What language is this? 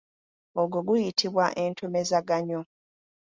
Ganda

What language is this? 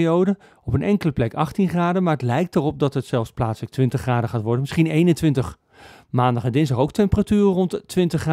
Dutch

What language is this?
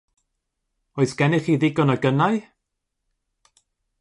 Welsh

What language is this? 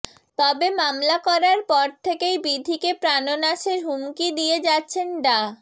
Bangla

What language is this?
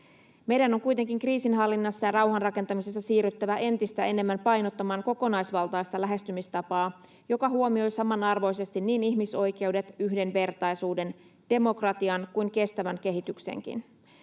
Finnish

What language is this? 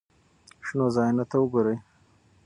Pashto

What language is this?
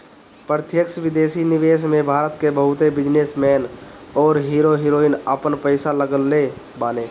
Bhojpuri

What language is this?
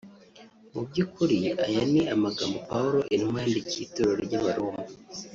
Kinyarwanda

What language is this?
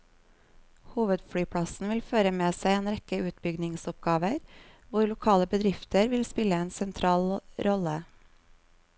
Norwegian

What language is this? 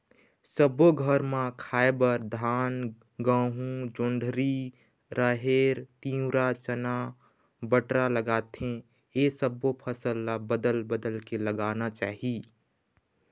Chhattisgarhi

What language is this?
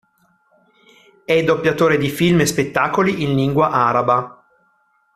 Italian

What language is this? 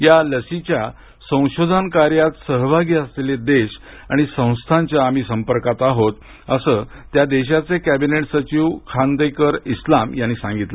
Marathi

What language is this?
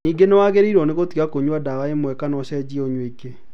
Kikuyu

